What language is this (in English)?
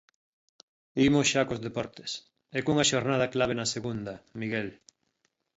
Galician